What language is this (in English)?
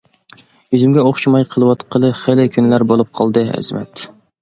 Uyghur